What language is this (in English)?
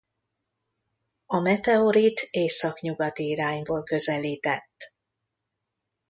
Hungarian